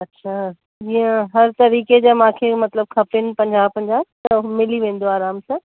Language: Sindhi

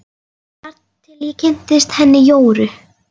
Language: Icelandic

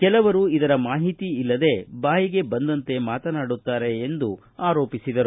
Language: Kannada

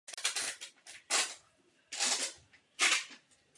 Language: Czech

